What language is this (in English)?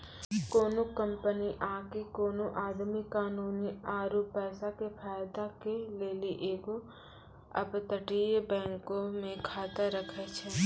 Maithili